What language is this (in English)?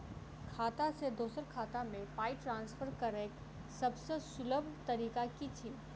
Maithili